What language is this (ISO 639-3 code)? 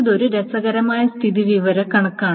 mal